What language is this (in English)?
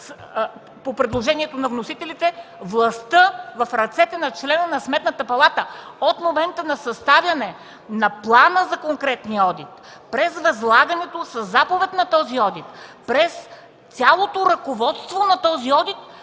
Bulgarian